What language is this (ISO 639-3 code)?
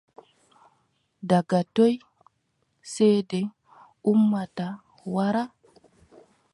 fub